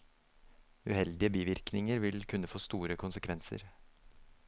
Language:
Norwegian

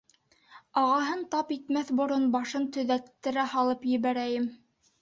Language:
Bashkir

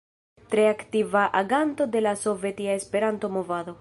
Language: Esperanto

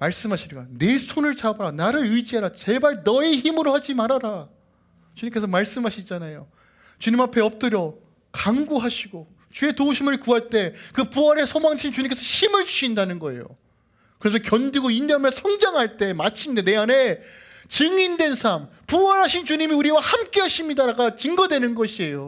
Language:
Korean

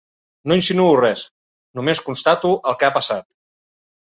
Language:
Catalan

